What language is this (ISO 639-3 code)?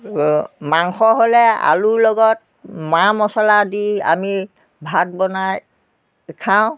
asm